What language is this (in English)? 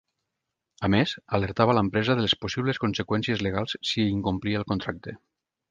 Catalan